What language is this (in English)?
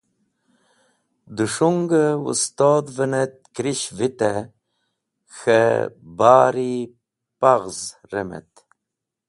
Wakhi